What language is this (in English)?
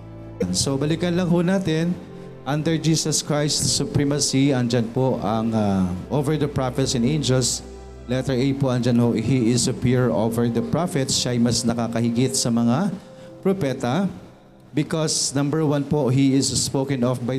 Filipino